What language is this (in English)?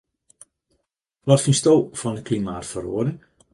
Western Frisian